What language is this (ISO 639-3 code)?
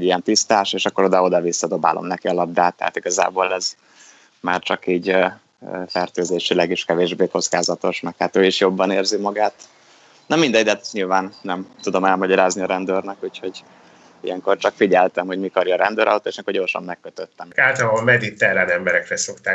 hun